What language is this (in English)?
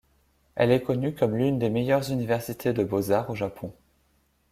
French